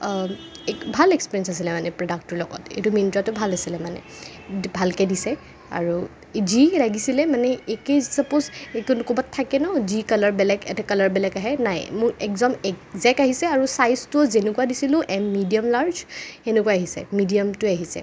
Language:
Assamese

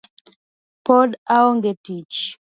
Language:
Luo (Kenya and Tanzania)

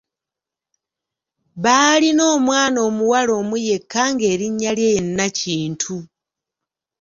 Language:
Ganda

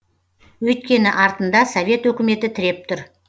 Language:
Kazakh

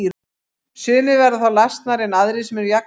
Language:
Icelandic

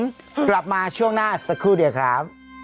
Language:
Thai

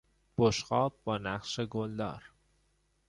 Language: Persian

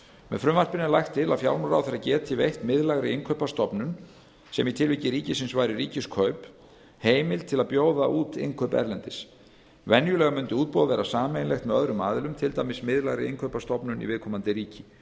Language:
Icelandic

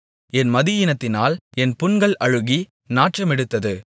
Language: Tamil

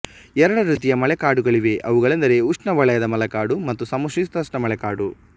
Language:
Kannada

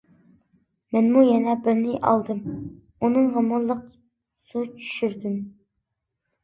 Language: Uyghur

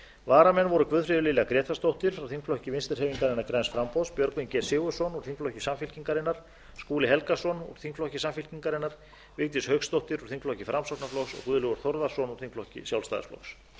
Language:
Icelandic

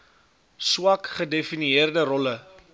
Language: Afrikaans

